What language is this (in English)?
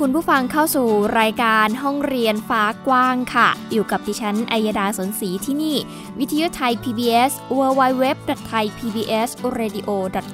Thai